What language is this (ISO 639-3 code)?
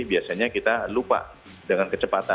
ind